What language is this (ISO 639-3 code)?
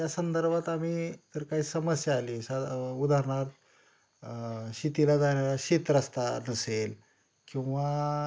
mar